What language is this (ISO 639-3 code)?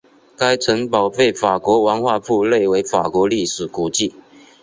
zho